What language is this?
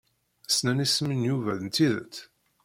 Kabyle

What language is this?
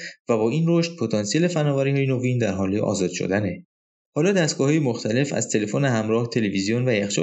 Persian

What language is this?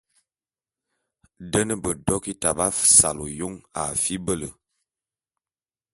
Bulu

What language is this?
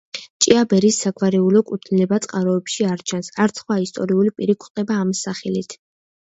Georgian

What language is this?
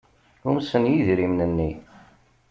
Kabyle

